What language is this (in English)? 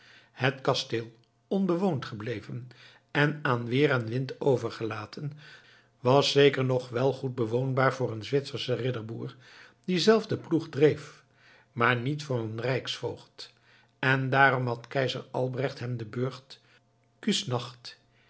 Dutch